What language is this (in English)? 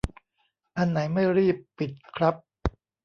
Thai